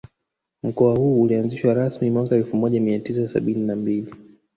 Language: Swahili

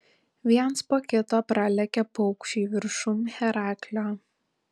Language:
Lithuanian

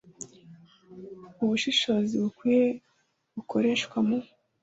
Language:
Kinyarwanda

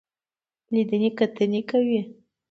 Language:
Pashto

